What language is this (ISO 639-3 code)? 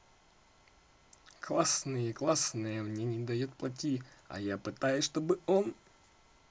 rus